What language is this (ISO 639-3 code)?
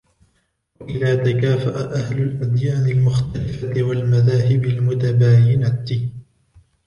ara